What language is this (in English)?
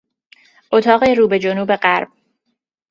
Persian